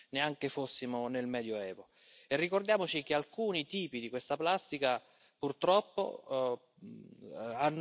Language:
French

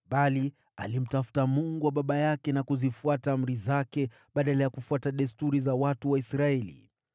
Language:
Swahili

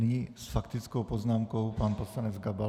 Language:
Czech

